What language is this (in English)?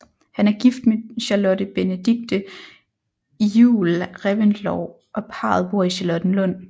Danish